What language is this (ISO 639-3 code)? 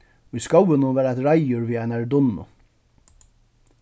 fao